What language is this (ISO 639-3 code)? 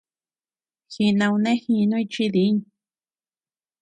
cux